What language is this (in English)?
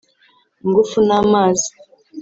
Kinyarwanda